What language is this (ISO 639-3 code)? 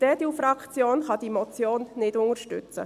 gsw